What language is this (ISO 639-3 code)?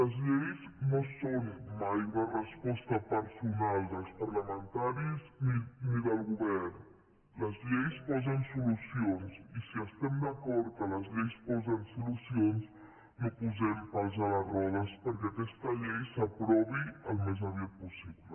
cat